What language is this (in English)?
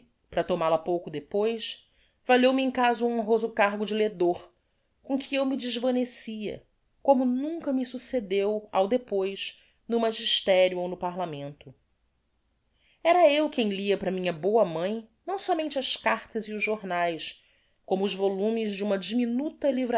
Portuguese